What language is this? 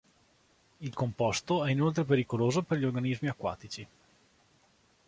Italian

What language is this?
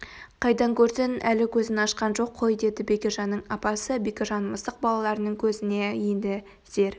Kazakh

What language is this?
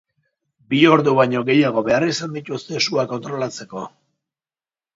Basque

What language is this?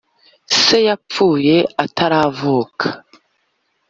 Kinyarwanda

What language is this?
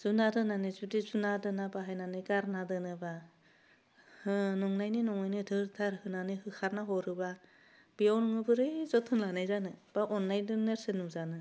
Bodo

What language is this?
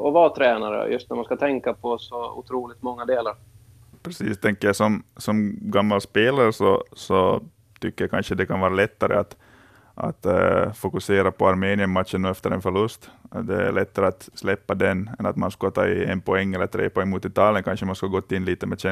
Swedish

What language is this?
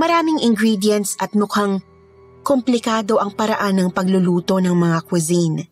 Filipino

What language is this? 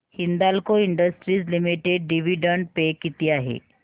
Marathi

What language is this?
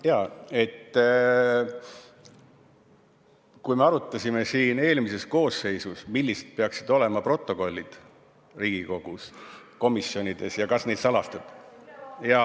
Estonian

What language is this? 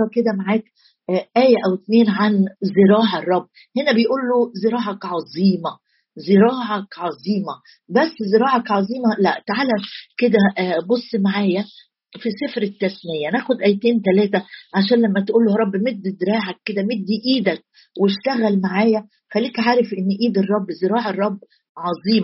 Arabic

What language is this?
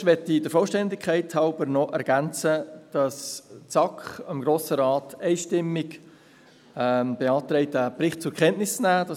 Swiss German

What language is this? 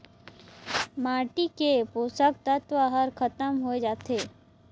Chhattisgarhi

